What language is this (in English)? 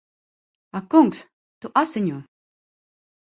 Latvian